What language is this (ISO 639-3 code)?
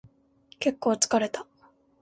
jpn